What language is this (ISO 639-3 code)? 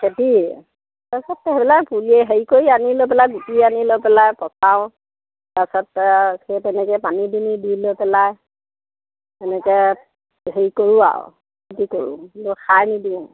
asm